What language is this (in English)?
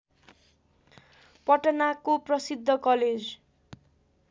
Nepali